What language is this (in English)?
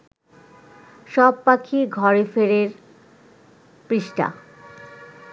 Bangla